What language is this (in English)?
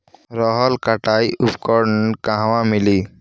Bhojpuri